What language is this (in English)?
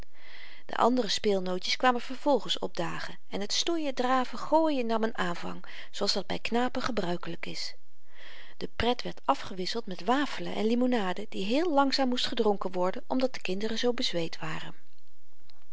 Dutch